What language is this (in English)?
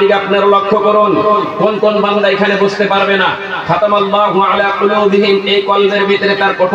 Arabic